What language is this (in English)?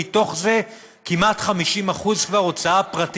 Hebrew